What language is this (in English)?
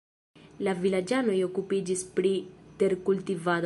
Esperanto